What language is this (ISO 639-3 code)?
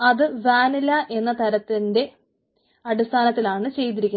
mal